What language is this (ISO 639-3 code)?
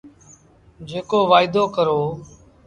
sbn